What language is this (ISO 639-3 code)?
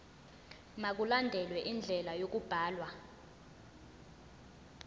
zul